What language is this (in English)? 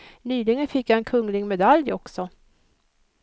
Swedish